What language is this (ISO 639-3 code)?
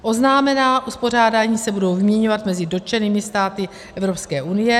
ces